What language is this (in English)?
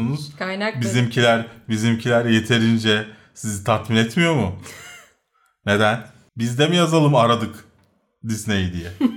Turkish